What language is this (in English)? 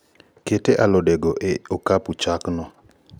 Luo (Kenya and Tanzania)